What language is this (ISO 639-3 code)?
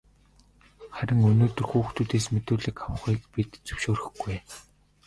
mon